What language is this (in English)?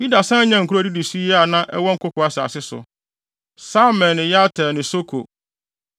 Akan